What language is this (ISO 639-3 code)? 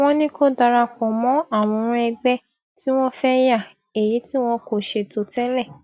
yor